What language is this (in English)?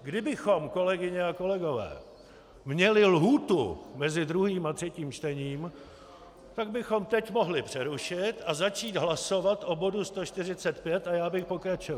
Czech